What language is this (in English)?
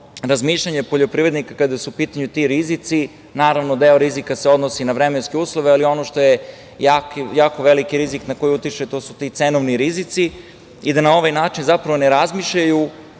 Serbian